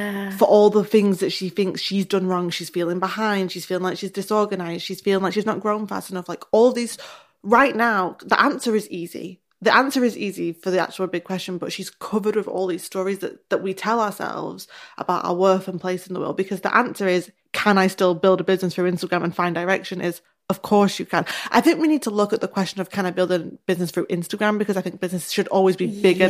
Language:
English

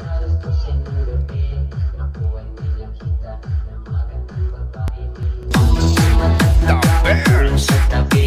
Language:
Vietnamese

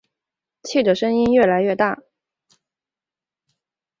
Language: Chinese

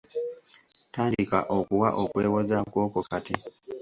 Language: Ganda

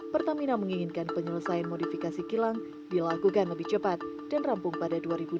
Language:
Indonesian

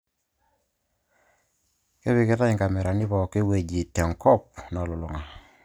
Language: Masai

